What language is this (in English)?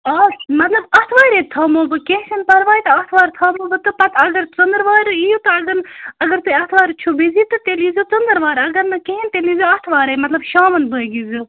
Kashmiri